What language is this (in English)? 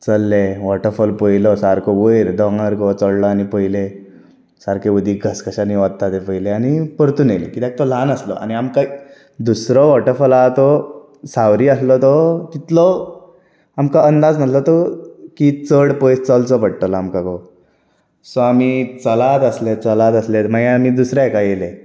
Konkani